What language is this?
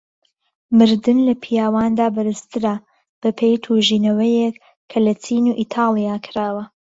Central Kurdish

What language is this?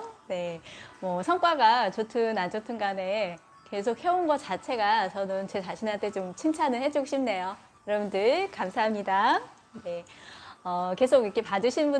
Korean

